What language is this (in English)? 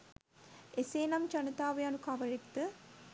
Sinhala